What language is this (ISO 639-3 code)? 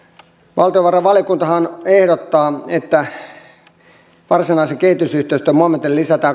fin